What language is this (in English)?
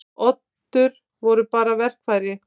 Icelandic